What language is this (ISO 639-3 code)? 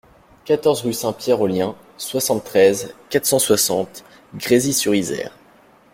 fra